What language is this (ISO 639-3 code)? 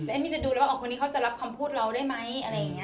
tha